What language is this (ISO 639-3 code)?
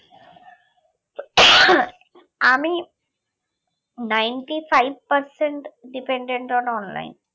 ben